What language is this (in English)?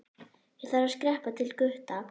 Icelandic